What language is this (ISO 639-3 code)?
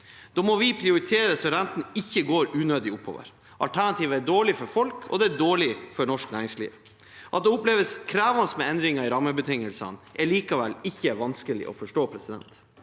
nor